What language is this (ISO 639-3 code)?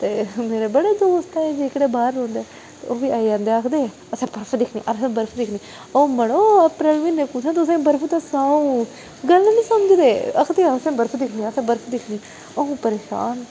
doi